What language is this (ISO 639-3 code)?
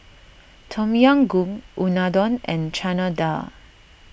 eng